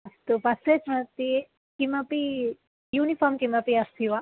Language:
Sanskrit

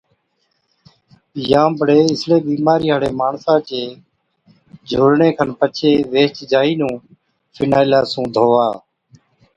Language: Od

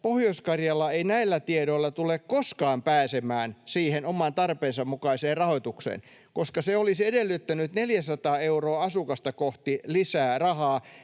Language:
Finnish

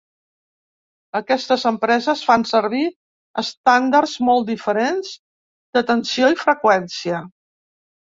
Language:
Catalan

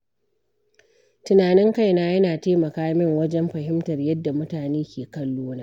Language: Hausa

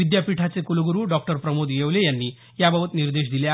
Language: Marathi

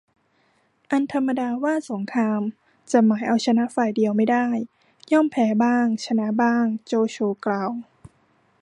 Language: Thai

